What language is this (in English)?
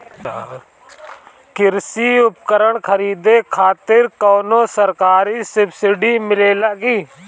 Bhojpuri